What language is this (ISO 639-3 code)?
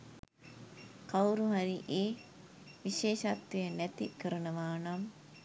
sin